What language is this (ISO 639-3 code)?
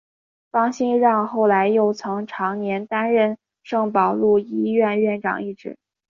zho